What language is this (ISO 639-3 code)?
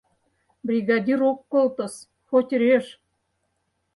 chm